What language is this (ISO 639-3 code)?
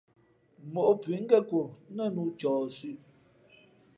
fmp